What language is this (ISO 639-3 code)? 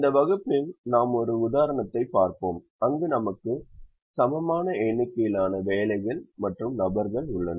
tam